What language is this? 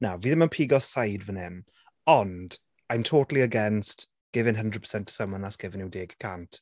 Welsh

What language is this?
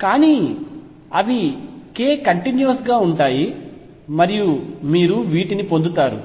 Telugu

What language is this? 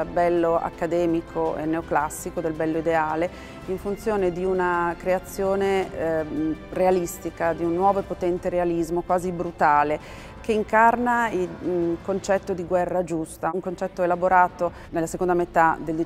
Italian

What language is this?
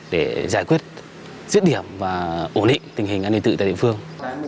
Vietnamese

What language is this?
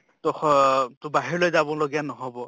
Assamese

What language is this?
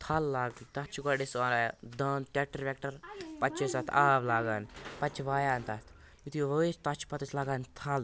Kashmiri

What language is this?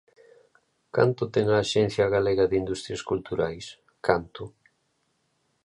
Galician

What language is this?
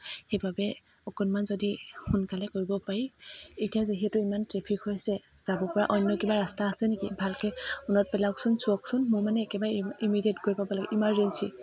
Assamese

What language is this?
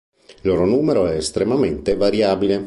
Italian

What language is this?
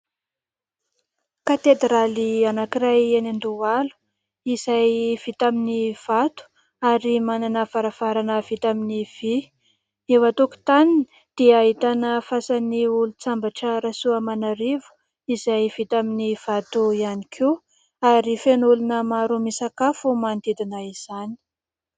Malagasy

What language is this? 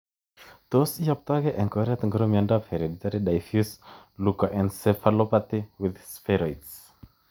Kalenjin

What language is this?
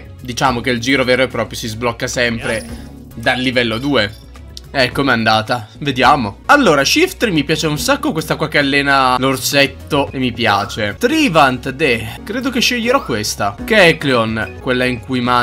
Italian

